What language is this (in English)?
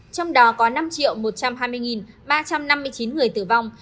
Vietnamese